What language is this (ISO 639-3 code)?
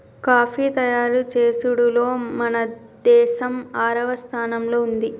tel